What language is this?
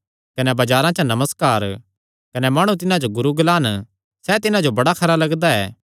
Kangri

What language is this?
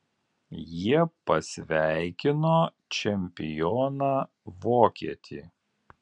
Lithuanian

